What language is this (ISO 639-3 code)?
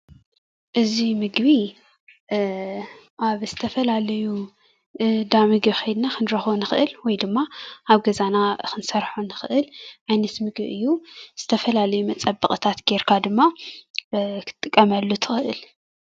tir